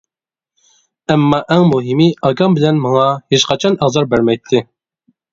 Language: Uyghur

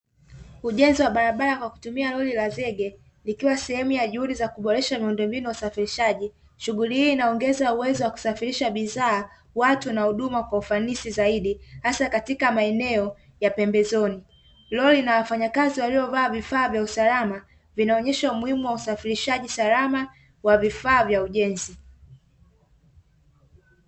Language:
Swahili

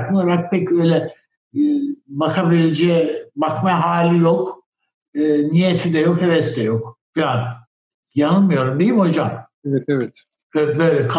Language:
Turkish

